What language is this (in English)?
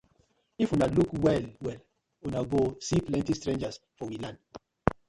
Nigerian Pidgin